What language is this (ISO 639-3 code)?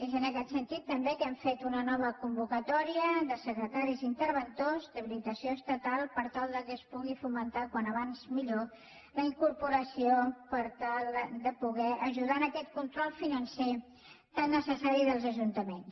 cat